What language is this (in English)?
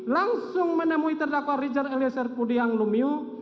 Indonesian